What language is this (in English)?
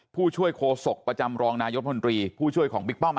Thai